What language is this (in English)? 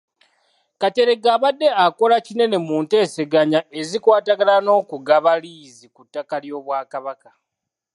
Ganda